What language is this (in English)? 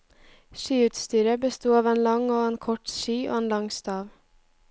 Norwegian